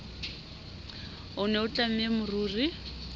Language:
Southern Sotho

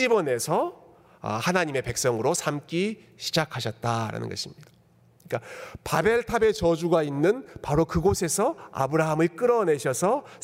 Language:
Korean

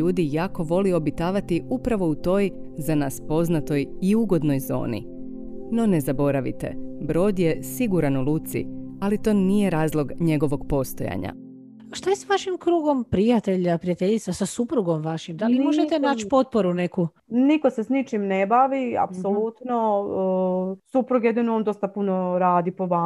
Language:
Croatian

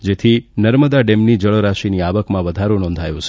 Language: Gujarati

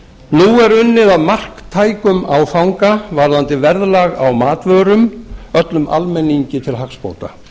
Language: Icelandic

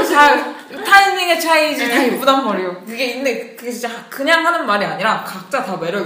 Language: Korean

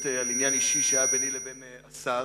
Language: Hebrew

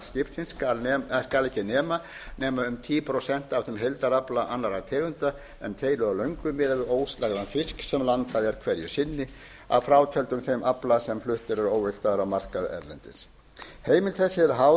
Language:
Icelandic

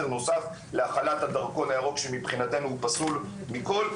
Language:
Hebrew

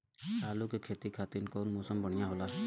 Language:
Bhojpuri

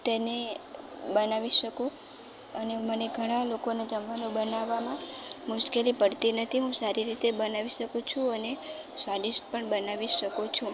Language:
Gujarati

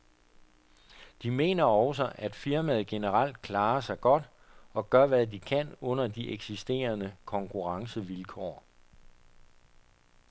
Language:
Danish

